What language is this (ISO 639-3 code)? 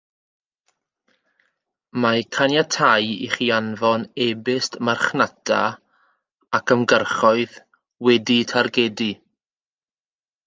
cym